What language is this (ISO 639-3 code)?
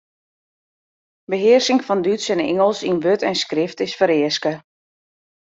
fry